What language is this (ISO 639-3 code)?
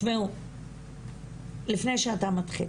heb